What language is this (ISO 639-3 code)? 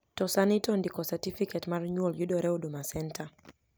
luo